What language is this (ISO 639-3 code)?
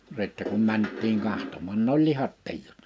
fin